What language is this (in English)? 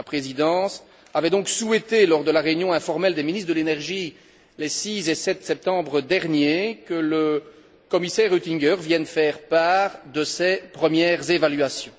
French